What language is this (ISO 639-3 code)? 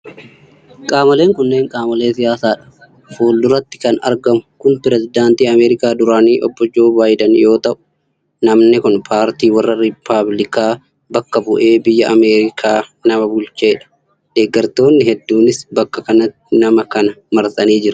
orm